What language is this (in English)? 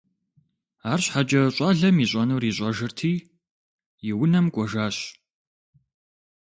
Kabardian